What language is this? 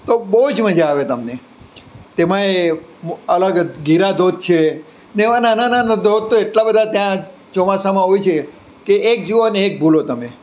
Gujarati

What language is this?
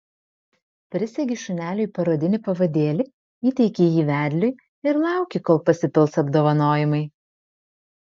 Lithuanian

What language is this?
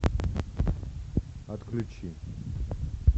Russian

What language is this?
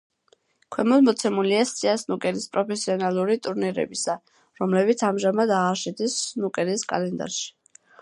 Georgian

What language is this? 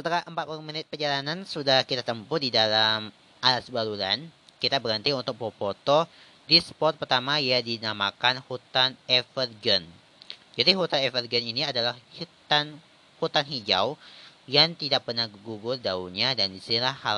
Indonesian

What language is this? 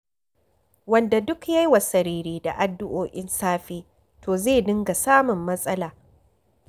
Hausa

